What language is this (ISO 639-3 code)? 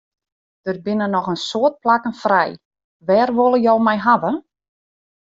fry